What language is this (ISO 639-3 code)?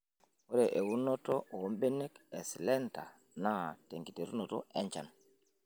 mas